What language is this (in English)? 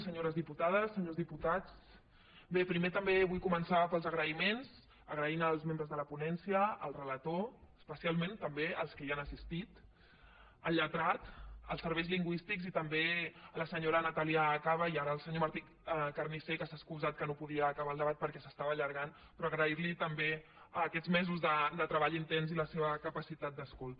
Catalan